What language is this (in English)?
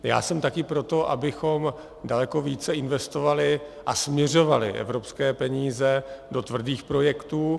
Czech